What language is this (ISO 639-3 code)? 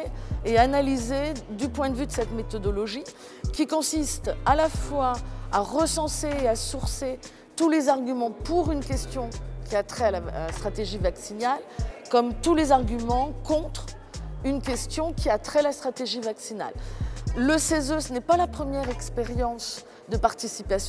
fra